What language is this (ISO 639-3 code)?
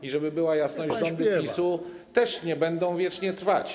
pol